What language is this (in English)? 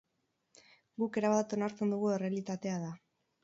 Basque